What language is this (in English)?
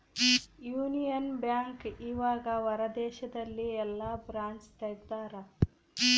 Kannada